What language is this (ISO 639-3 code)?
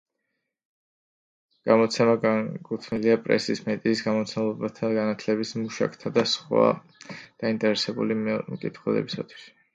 kat